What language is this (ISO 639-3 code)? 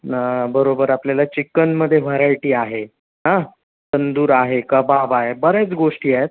mar